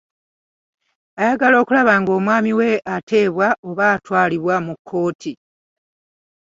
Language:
Ganda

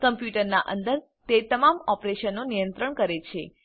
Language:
Gujarati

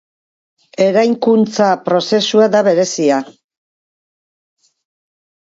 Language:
Basque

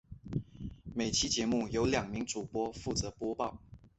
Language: Chinese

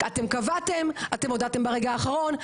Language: Hebrew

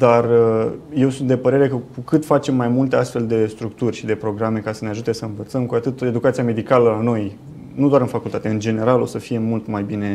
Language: Romanian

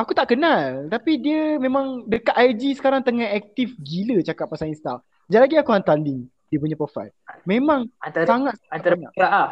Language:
Malay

